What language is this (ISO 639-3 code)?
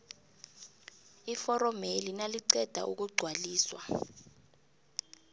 nbl